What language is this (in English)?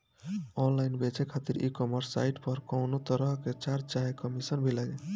Bhojpuri